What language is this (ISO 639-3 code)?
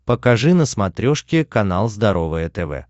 rus